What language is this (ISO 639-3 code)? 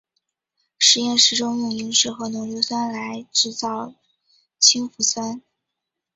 zho